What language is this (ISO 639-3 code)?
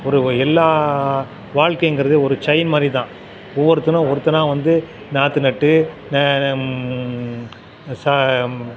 tam